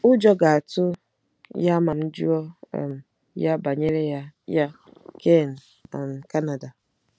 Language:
Igbo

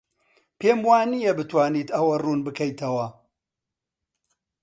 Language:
Central Kurdish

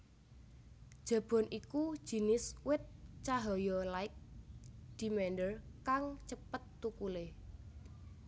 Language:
Javanese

